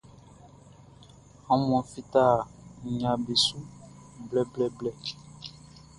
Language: Baoulé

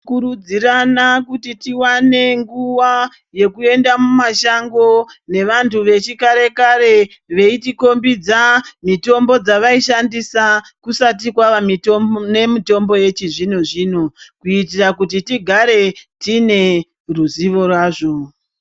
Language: Ndau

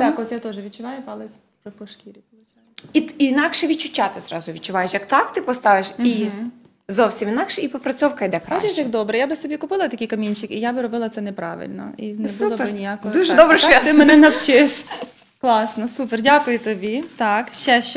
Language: Ukrainian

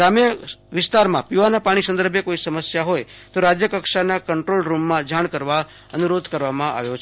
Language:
Gujarati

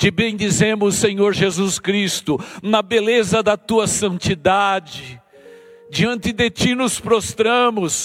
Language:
Portuguese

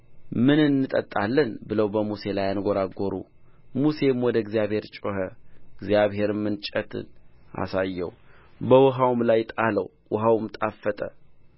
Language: Amharic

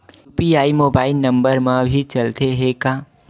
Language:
Chhattisgarhi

